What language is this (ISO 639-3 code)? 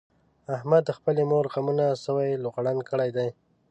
pus